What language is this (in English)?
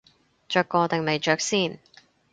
Cantonese